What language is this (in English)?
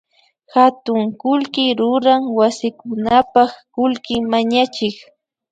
Imbabura Highland Quichua